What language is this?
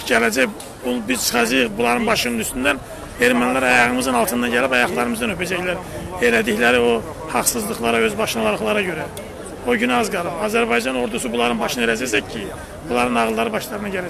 Turkish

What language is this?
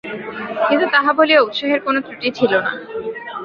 Bangla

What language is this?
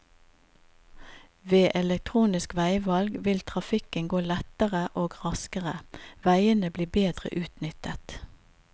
Norwegian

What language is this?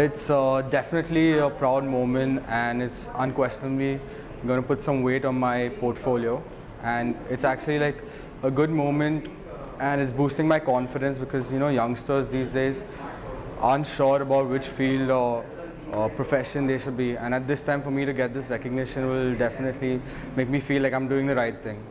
English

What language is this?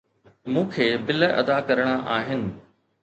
Sindhi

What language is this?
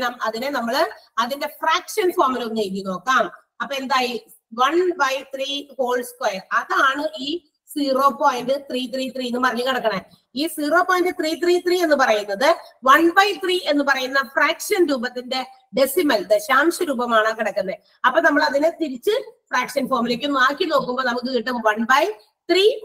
Malayalam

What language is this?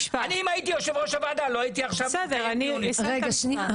Hebrew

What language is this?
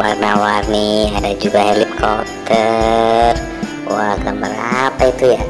Indonesian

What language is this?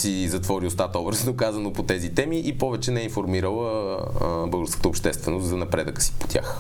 Bulgarian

